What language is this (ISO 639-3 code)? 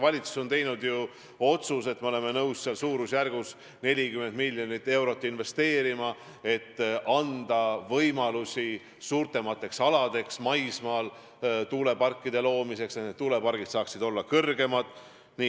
est